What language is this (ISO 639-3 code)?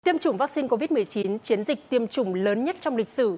vie